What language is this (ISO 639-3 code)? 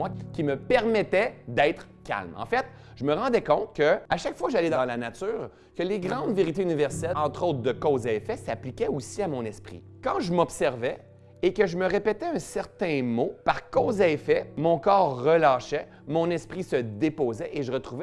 fra